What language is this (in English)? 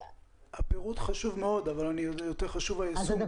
Hebrew